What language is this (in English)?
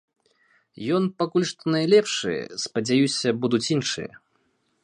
Belarusian